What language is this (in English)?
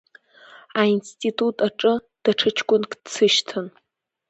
Abkhazian